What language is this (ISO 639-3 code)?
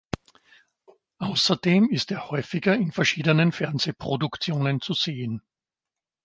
deu